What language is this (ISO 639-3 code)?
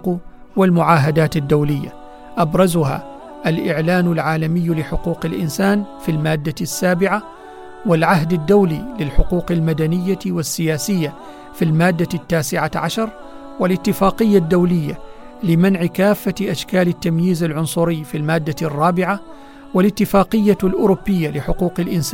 ara